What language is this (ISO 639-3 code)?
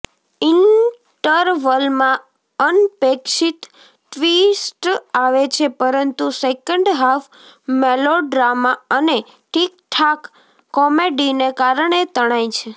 guj